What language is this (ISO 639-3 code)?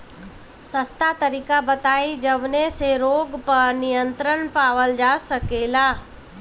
bho